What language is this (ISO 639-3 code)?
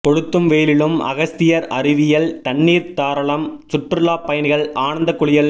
tam